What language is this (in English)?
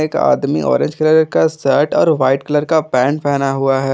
Hindi